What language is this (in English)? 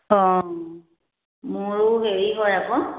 Assamese